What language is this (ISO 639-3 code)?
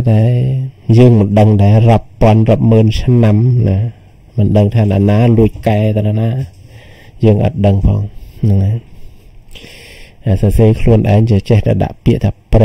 tha